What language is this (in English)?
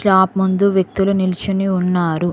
Telugu